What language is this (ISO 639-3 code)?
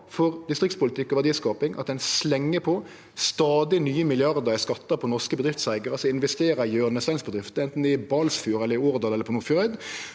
nor